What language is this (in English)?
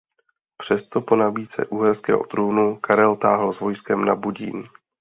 Czech